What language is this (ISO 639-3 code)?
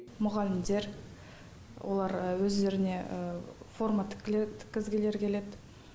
kaz